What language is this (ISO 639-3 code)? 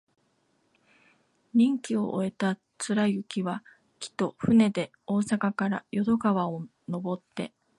jpn